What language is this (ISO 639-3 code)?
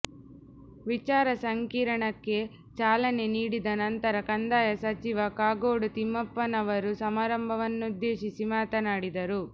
kan